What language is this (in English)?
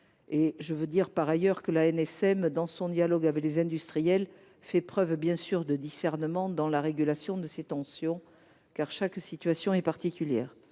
French